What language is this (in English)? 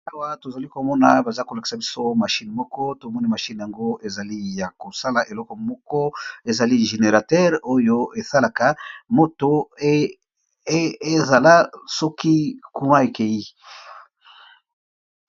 Lingala